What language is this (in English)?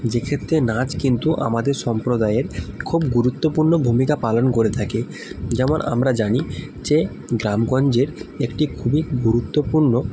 Bangla